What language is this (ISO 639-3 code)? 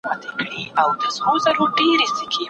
pus